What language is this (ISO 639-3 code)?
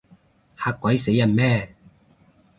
yue